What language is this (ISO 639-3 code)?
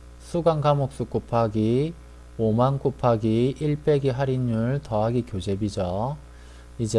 kor